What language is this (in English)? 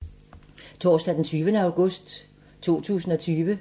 Danish